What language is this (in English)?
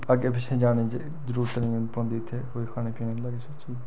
Dogri